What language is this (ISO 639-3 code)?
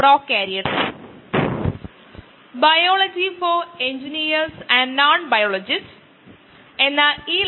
mal